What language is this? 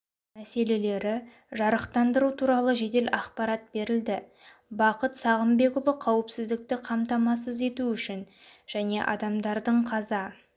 Kazakh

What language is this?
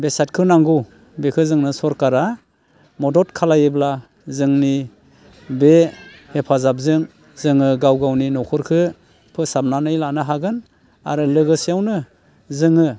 Bodo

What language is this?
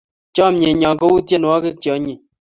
Kalenjin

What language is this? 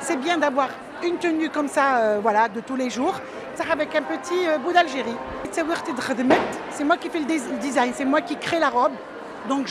French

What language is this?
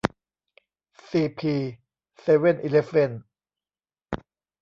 Thai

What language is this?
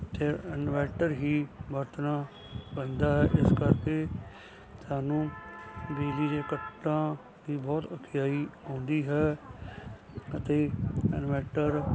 Punjabi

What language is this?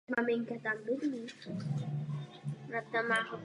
Czech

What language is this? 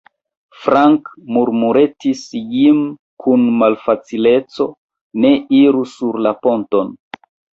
Esperanto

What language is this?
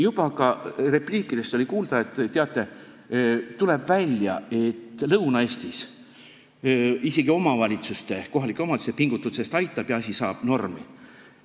Estonian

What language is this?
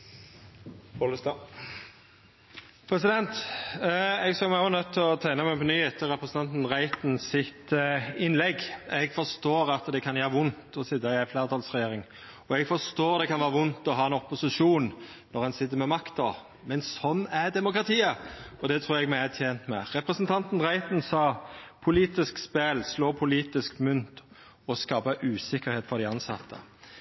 Norwegian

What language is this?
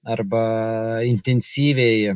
Lithuanian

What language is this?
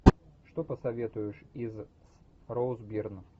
Russian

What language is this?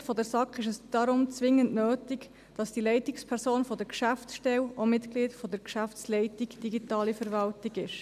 Swiss German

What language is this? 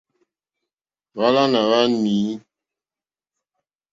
Mokpwe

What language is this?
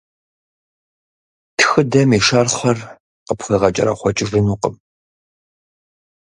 Kabardian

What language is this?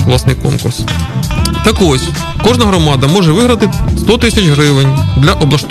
Ukrainian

